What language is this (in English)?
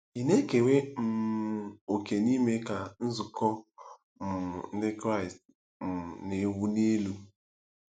Igbo